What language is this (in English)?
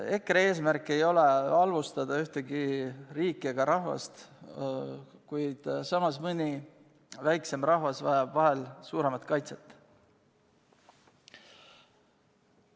Estonian